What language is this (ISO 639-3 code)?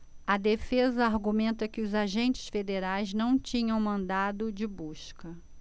por